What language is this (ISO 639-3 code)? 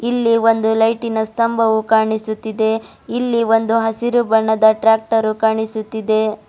kan